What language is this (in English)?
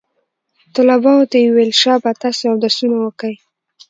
Pashto